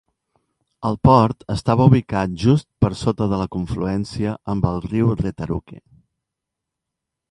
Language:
Catalan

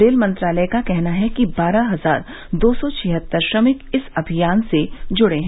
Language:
Hindi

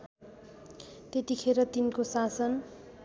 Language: Nepali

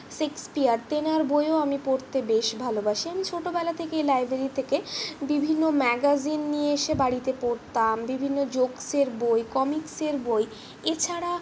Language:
Bangla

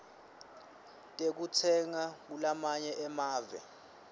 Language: Swati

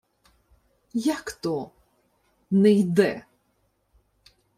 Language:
Ukrainian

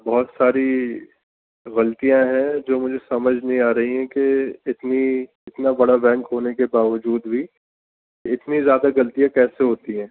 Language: Urdu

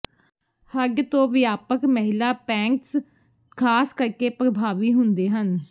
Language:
Punjabi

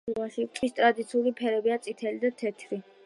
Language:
Georgian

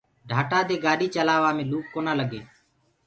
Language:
Gurgula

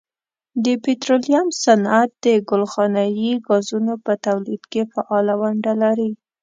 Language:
Pashto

